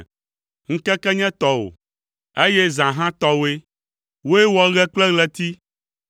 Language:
Ewe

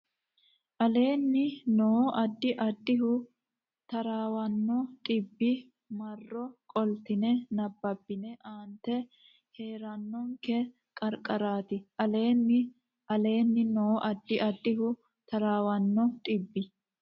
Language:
Sidamo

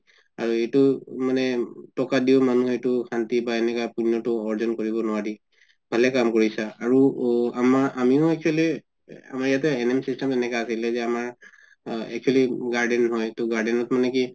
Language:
Assamese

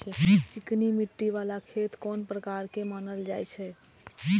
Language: Maithili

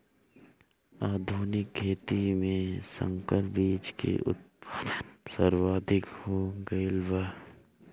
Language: Bhojpuri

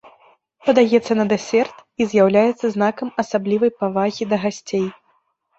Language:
Belarusian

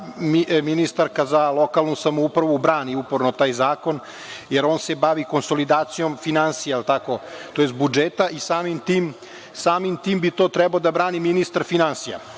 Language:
Serbian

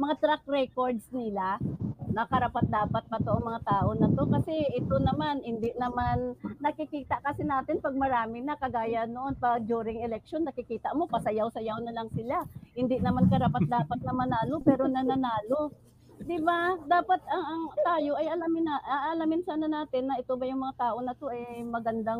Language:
Filipino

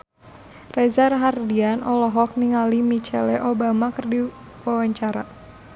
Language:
Sundanese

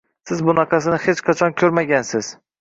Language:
Uzbek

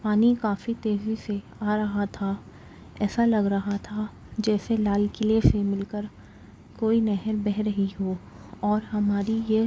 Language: Urdu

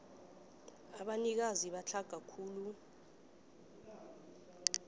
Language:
South Ndebele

